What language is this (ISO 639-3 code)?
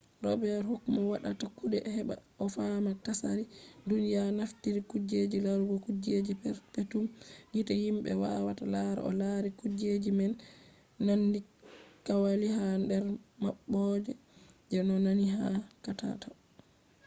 ful